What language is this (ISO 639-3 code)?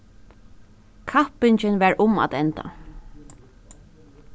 fao